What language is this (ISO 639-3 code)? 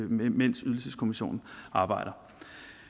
dan